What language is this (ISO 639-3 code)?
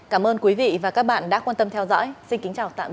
vie